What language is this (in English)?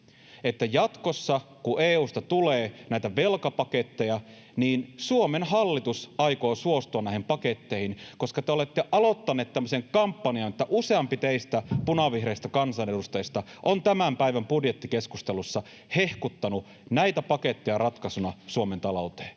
Finnish